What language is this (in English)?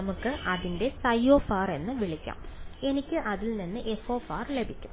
Malayalam